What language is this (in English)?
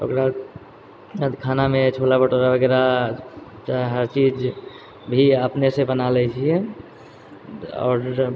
Maithili